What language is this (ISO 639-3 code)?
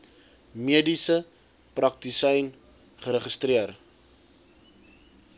afr